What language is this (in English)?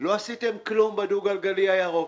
Hebrew